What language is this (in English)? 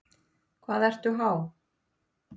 Icelandic